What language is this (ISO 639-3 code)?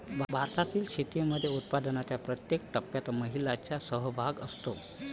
mar